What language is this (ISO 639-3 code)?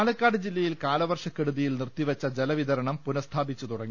mal